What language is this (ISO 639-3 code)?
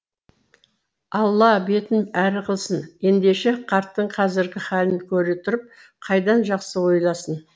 kaz